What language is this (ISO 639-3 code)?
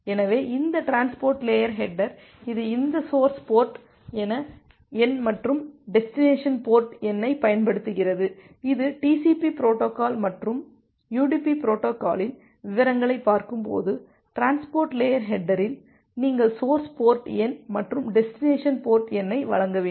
tam